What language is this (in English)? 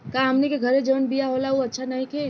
Bhojpuri